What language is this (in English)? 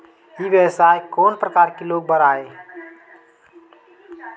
Chhattisgarhi